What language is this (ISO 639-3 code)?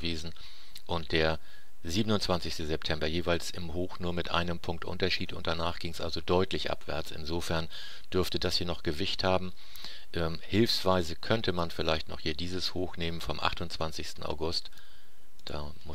deu